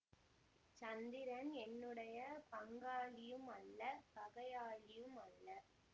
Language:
Tamil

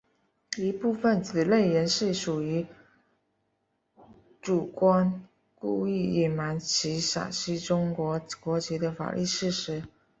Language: Chinese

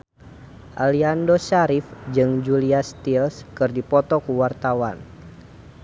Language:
Sundanese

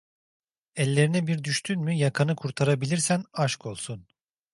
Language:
Turkish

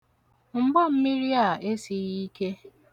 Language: Igbo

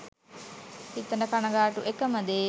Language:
Sinhala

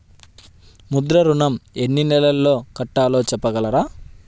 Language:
Telugu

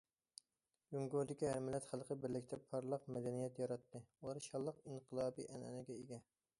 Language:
Uyghur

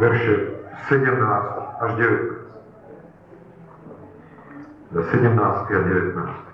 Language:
Slovak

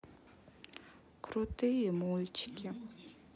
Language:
Russian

